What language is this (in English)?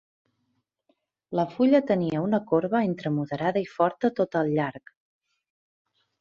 Catalan